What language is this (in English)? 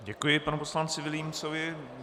Czech